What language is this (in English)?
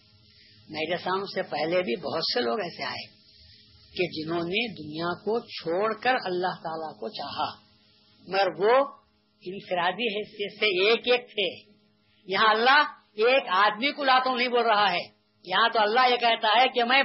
Urdu